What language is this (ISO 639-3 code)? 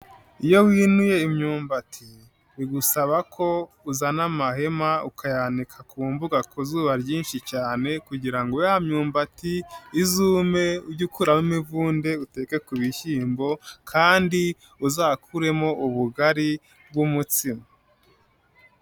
kin